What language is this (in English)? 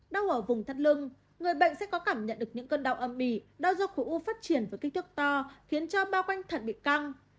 Vietnamese